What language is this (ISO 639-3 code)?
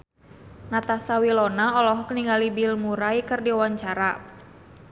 sun